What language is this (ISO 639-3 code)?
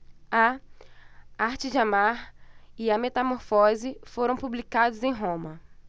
por